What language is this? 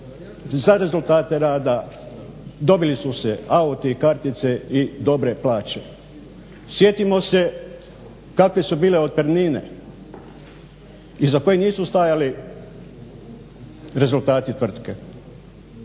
Croatian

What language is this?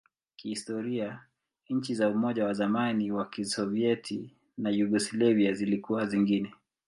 Swahili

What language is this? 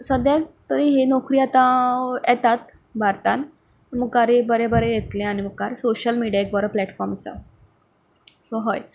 Konkani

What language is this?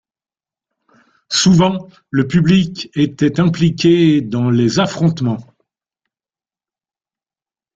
French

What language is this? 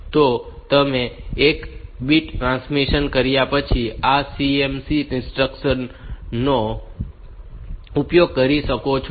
Gujarati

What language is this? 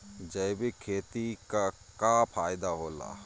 Bhojpuri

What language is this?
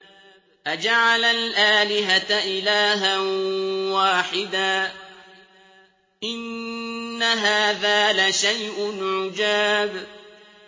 Arabic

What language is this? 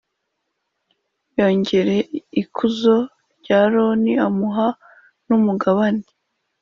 Kinyarwanda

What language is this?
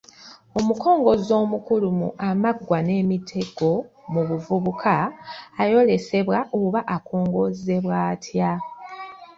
Ganda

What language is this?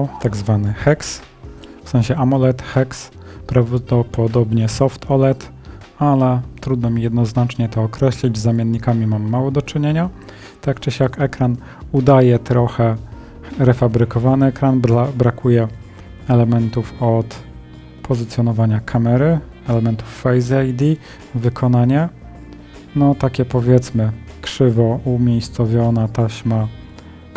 Polish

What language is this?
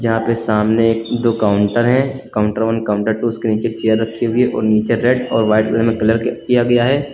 Hindi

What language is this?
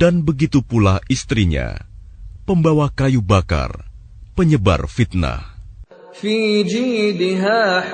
Indonesian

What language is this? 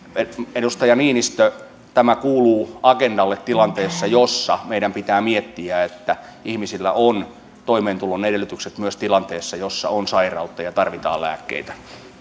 Finnish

